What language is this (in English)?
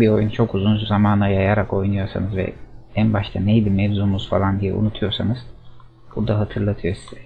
Turkish